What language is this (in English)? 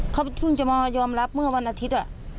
Thai